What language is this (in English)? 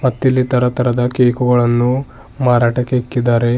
Kannada